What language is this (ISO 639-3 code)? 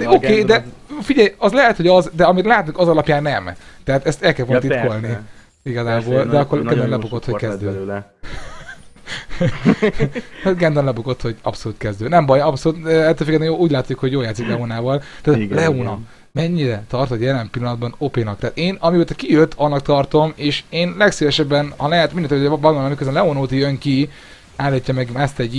hun